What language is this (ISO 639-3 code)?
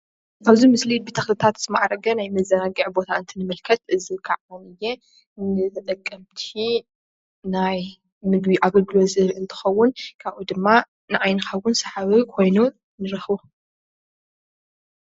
tir